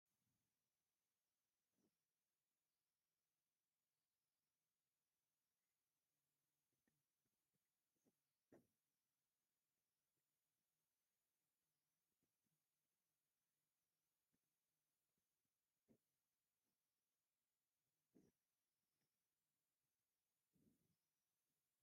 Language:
Tigrinya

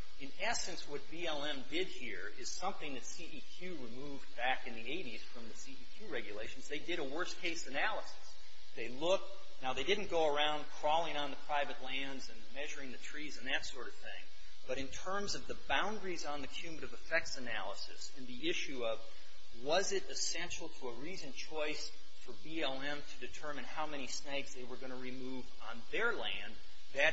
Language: English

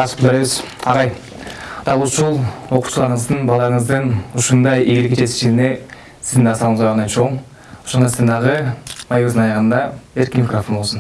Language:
Turkish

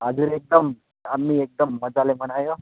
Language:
Nepali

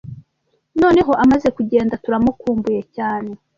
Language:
Kinyarwanda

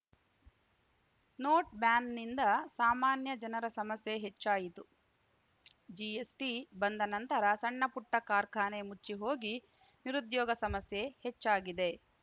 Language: Kannada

